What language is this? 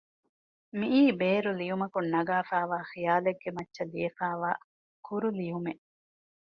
Divehi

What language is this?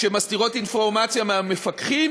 Hebrew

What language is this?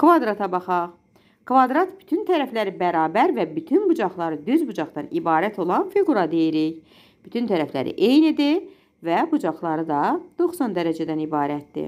Turkish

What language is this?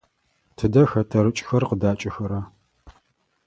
Adyghe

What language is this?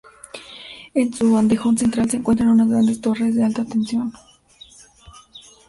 Spanish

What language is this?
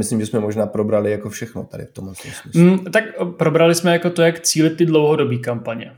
Czech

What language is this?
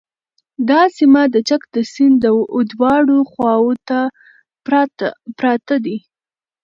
Pashto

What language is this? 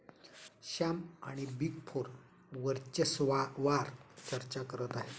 Marathi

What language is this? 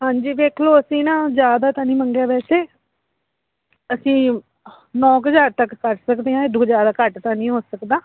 Punjabi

